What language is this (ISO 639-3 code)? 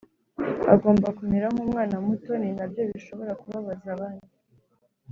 kin